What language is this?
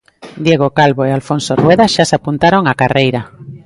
Galician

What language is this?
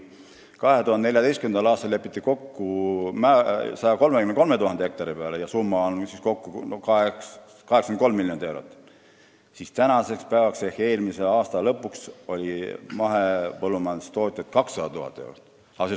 Estonian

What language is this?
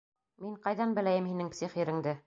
Bashkir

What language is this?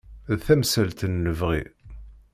Kabyle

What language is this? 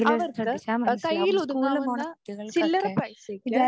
Malayalam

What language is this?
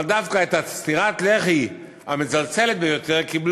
Hebrew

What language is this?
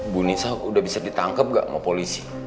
Indonesian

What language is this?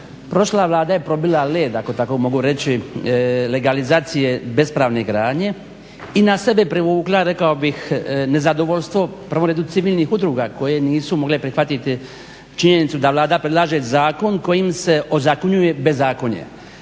Croatian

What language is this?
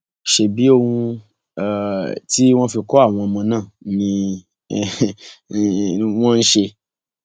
Yoruba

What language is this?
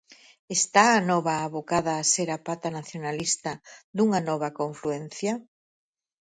Galician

